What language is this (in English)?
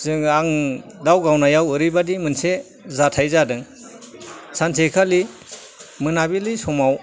Bodo